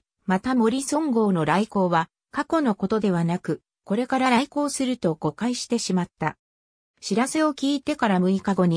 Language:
Japanese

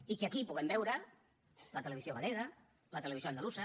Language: Catalan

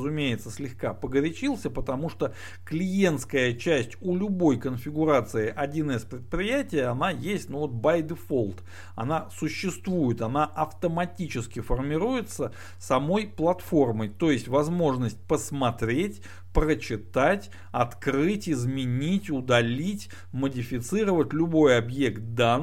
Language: Russian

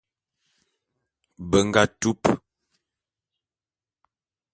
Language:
Bulu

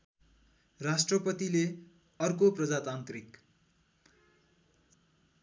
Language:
Nepali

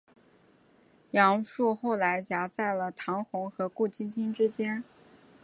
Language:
Chinese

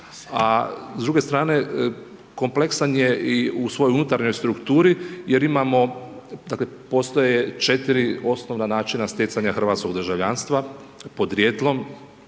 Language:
Croatian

